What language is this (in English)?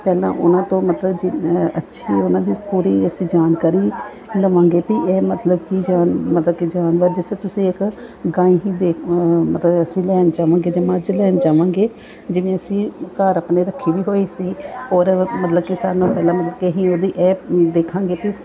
Punjabi